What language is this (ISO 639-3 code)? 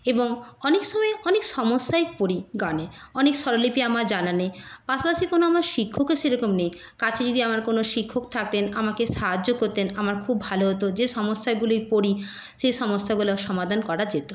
ben